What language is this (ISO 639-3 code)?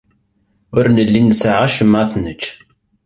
kab